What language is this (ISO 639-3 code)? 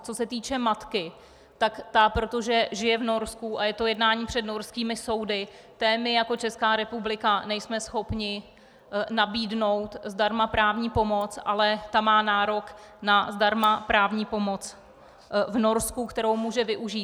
ces